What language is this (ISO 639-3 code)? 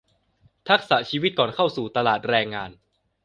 tha